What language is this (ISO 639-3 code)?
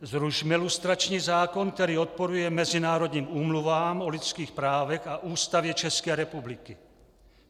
ces